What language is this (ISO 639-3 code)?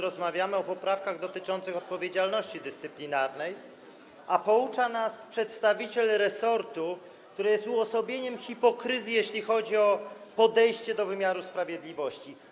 pol